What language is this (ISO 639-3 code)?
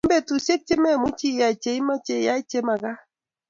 kln